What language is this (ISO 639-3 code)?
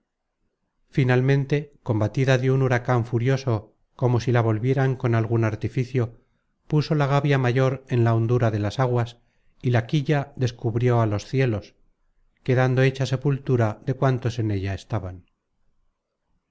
spa